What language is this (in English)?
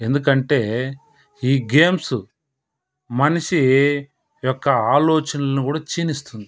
Telugu